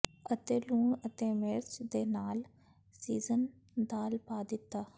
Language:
Punjabi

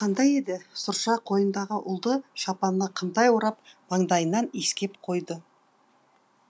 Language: Kazakh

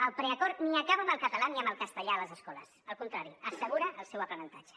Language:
Catalan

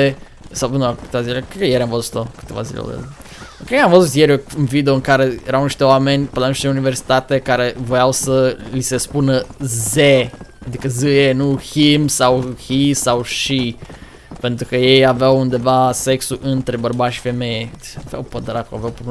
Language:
Romanian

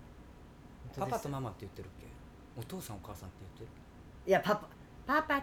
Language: Japanese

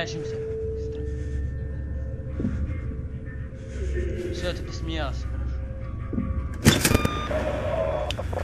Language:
Russian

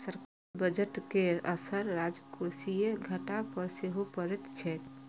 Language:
Maithili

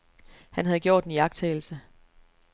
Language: Danish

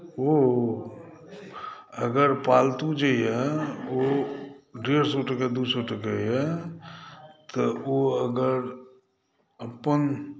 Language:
Maithili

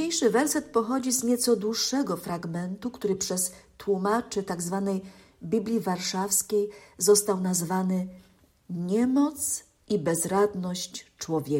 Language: Polish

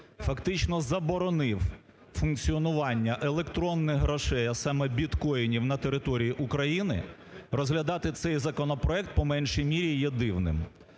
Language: Ukrainian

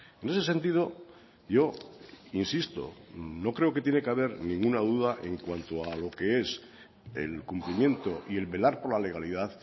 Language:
Spanish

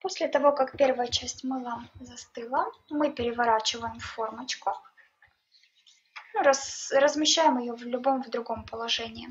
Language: Russian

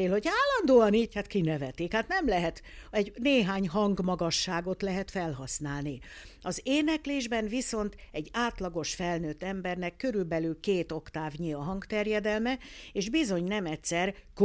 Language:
Hungarian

